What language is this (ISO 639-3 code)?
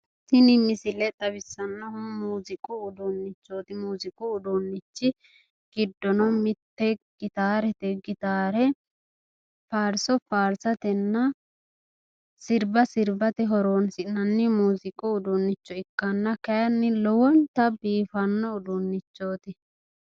sid